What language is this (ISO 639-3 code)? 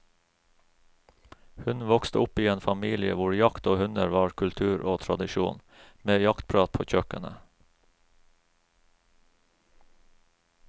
nor